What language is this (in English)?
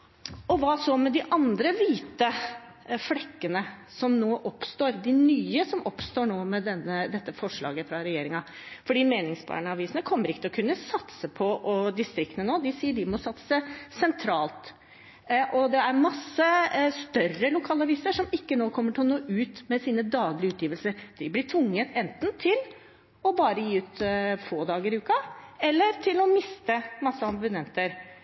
Norwegian Bokmål